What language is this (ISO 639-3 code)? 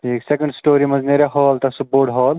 kas